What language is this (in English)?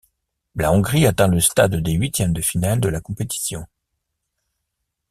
French